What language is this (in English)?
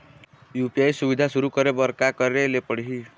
Chhattisgarhi